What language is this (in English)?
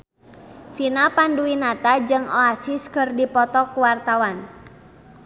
Sundanese